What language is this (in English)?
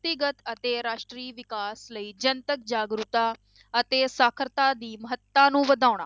Punjabi